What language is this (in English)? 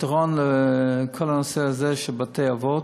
Hebrew